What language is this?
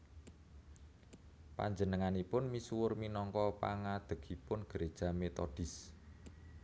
Javanese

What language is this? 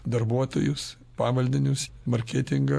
Lithuanian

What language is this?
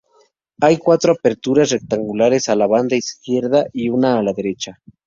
Spanish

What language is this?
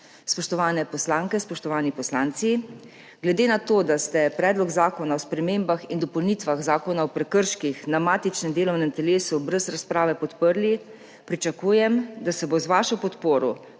Slovenian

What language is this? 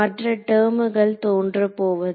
Tamil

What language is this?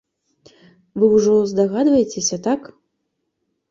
Belarusian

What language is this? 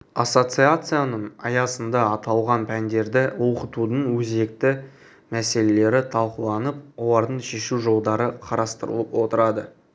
Kazakh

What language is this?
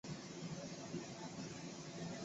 Chinese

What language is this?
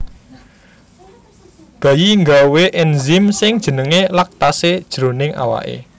Javanese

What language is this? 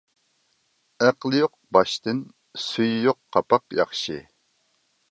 Uyghur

